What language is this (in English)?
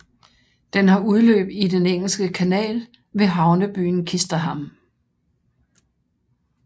Danish